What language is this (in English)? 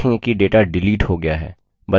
Hindi